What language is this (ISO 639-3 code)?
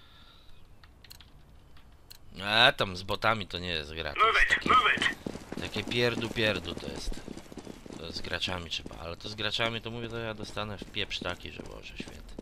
pol